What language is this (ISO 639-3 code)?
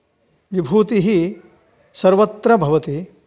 san